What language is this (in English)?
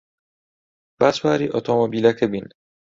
Central Kurdish